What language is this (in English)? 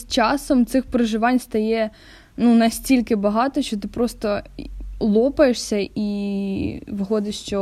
Ukrainian